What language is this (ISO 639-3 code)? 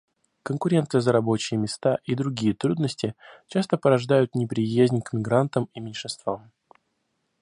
rus